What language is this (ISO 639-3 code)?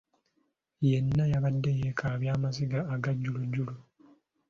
lug